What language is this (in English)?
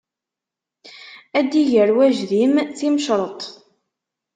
Kabyle